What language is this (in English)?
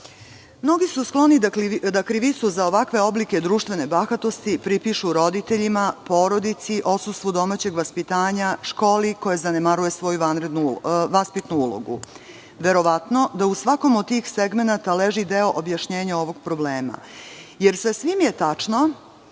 Serbian